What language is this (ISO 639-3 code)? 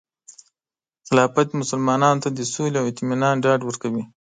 pus